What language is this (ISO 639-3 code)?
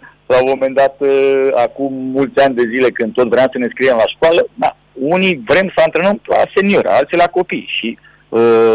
ron